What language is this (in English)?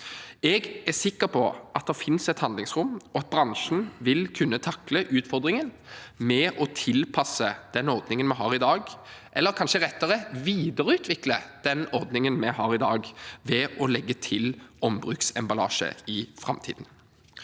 Norwegian